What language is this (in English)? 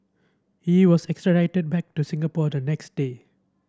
English